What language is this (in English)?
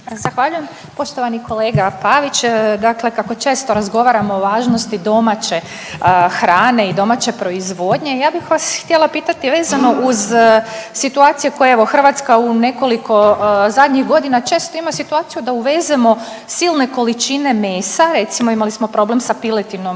Croatian